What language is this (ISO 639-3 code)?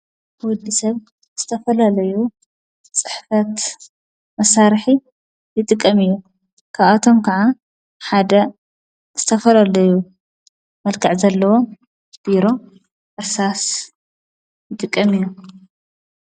tir